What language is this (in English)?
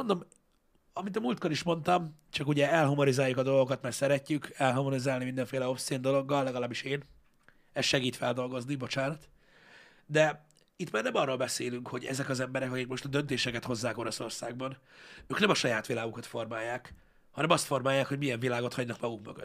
Hungarian